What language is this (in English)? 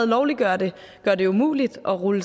Danish